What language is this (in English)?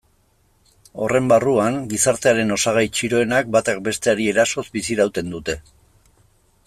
Basque